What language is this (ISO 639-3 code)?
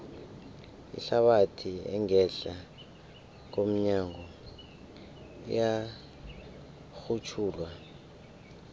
nbl